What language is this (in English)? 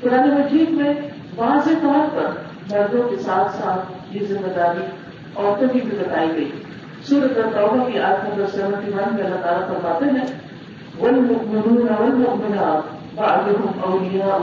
Urdu